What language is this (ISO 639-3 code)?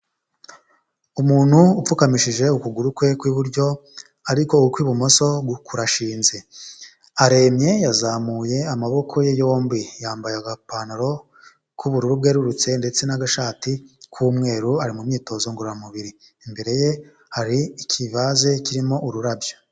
kin